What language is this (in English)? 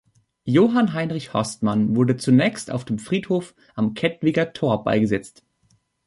German